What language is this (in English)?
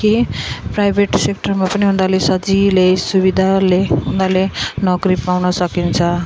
Nepali